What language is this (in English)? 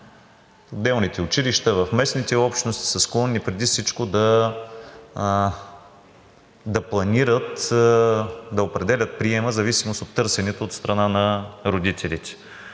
Bulgarian